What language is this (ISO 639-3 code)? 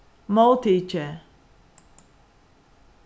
fao